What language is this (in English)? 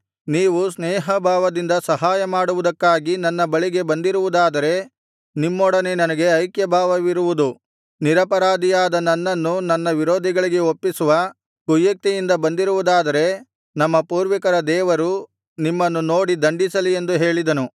Kannada